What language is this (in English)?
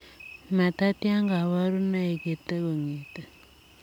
Kalenjin